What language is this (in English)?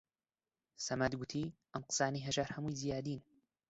Central Kurdish